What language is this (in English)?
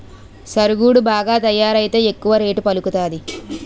Telugu